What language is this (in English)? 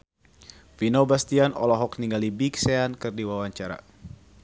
Sundanese